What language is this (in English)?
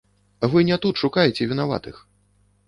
Belarusian